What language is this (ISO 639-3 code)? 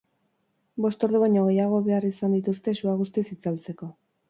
eus